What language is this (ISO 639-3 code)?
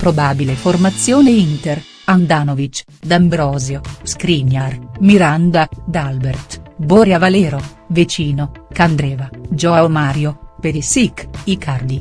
ita